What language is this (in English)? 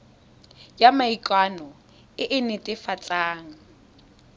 Tswana